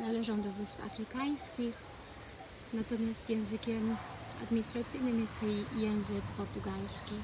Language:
Polish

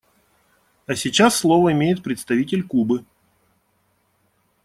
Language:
Russian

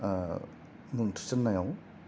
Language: Bodo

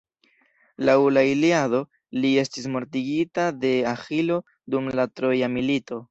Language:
Esperanto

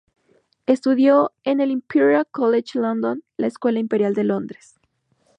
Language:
Spanish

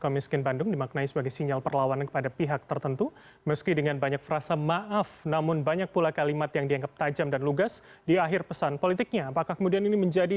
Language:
Indonesian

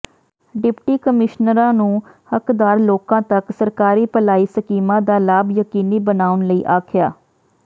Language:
Punjabi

